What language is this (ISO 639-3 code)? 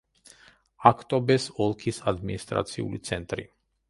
kat